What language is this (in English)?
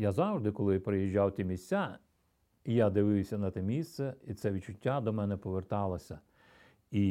Ukrainian